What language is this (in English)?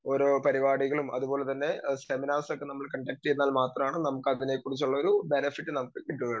Malayalam